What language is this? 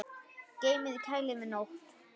Icelandic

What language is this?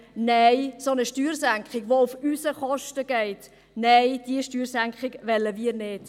Swiss German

